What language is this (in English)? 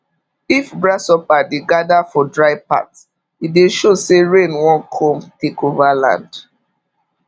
Nigerian Pidgin